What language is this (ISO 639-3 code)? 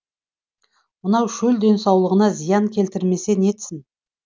kaz